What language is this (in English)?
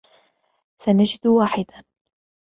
Arabic